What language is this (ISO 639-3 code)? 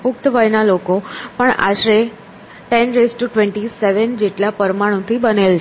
guj